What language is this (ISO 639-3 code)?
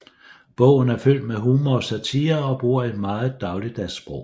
dan